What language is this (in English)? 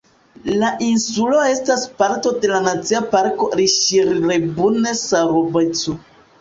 Esperanto